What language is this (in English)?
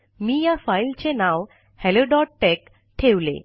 Marathi